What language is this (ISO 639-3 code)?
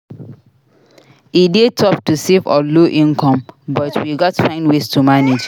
pcm